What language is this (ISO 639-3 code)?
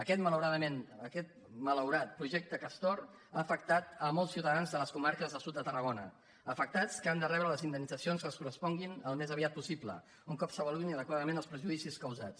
cat